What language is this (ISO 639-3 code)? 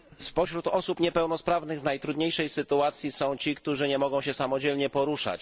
pol